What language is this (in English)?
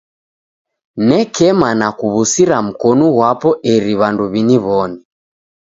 Taita